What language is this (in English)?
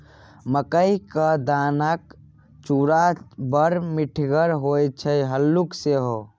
Maithili